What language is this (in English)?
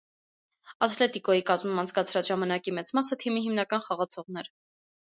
Armenian